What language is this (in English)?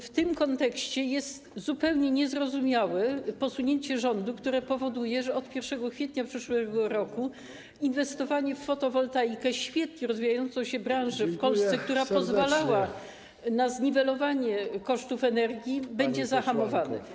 Polish